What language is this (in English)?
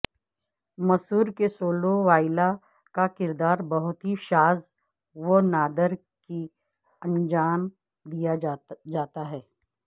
Urdu